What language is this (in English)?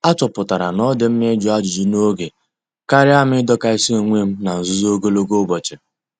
Igbo